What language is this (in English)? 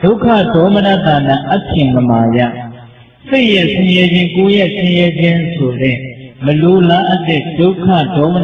Vietnamese